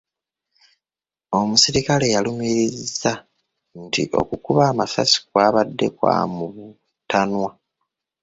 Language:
Ganda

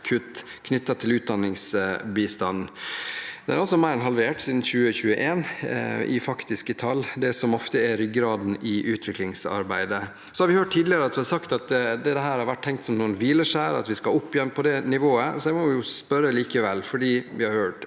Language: Norwegian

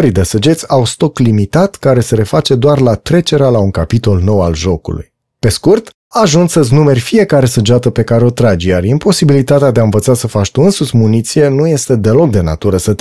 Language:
Romanian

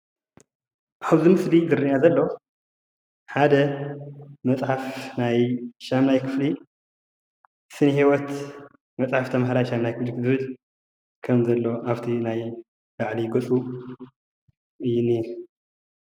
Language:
Tigrinya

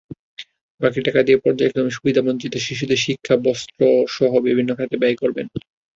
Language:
Bangla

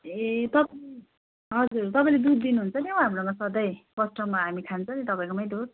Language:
Nepali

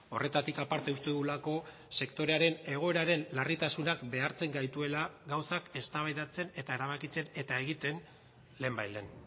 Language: Basque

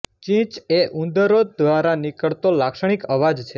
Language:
Gujarati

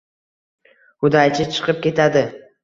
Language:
Uzbek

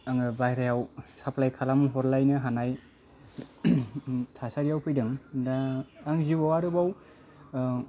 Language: Bodo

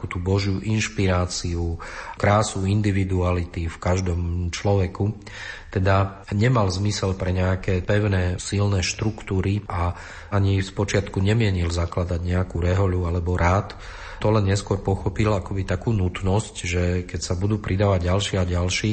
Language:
Slovak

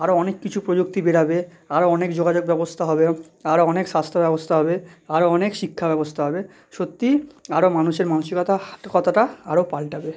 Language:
Bangla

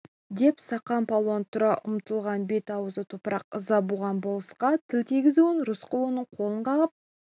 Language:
Kazakh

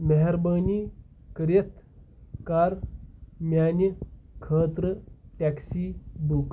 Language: Kashmiri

